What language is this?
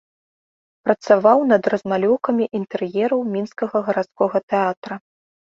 Belarusian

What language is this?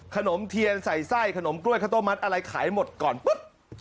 Thai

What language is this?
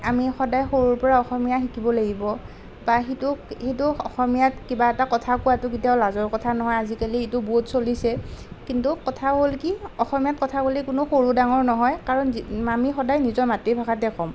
Assamese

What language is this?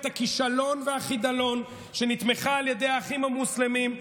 Hebrew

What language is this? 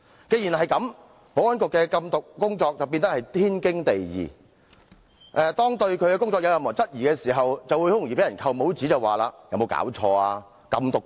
Cantonese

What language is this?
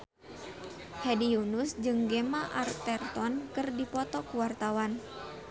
Sundanese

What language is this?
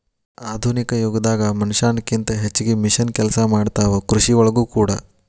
Kannada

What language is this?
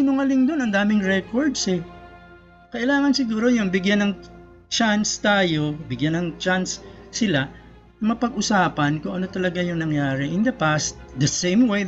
Filipino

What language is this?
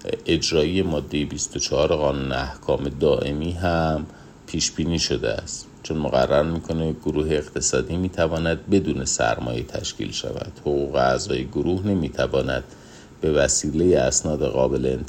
Persian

